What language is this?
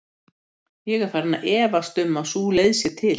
Icelandic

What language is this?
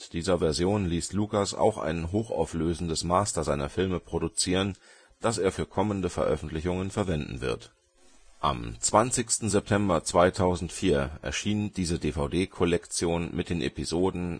German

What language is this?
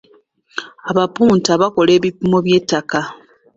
Ganda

